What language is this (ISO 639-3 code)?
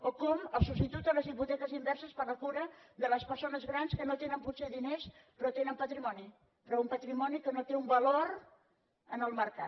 cat